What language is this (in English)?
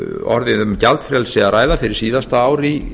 Icelandic